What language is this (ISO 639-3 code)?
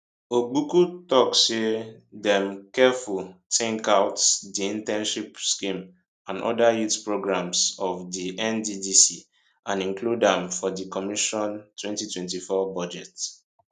pcm